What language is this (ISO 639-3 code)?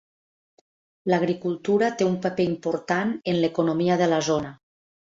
cat